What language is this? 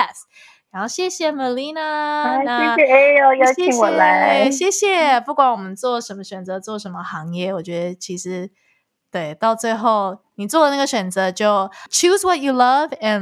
Chinese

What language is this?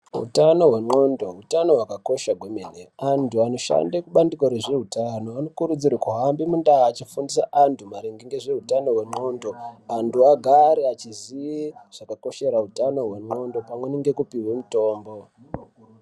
Ndau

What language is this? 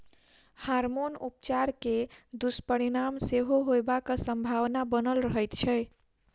Maithili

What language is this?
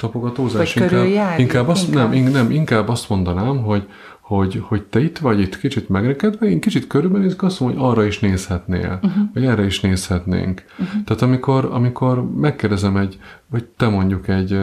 Hungarian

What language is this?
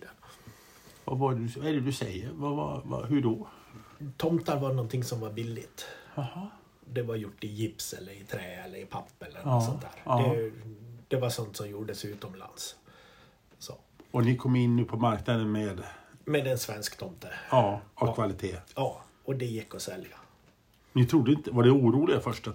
Swedish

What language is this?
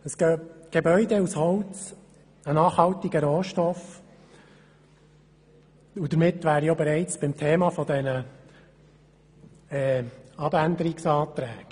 Swiss German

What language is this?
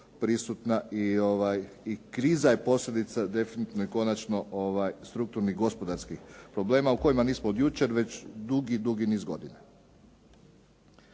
Croatian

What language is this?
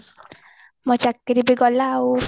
Odia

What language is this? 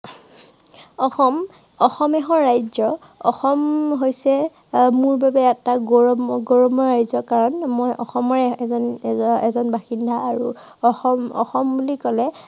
Assamese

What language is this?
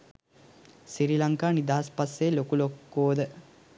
Sinhala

